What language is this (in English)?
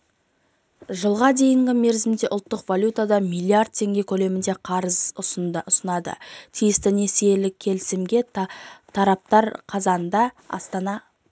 Kazakh